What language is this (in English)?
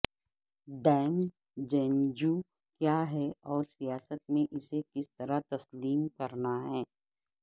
Urdu